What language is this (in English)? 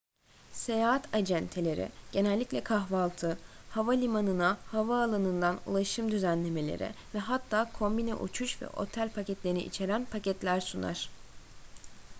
Turkish